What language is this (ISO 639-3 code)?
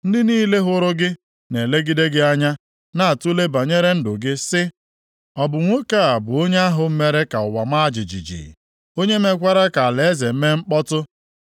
ibo